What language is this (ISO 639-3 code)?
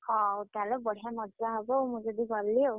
ori